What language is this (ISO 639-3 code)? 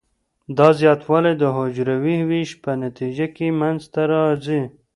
pus